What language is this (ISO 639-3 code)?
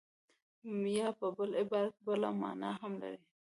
pus